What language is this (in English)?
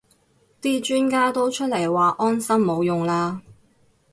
Cantonese